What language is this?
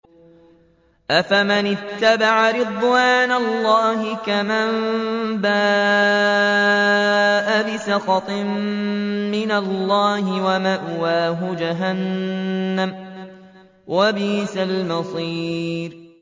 Arabic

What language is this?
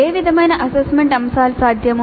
Telugu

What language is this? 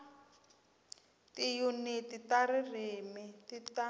Tsonga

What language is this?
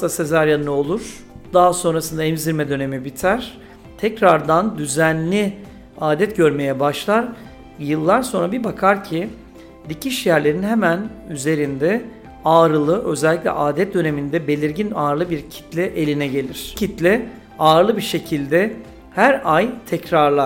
Turkish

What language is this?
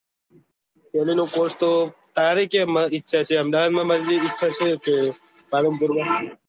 Gujarati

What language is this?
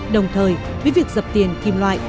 Vietnamese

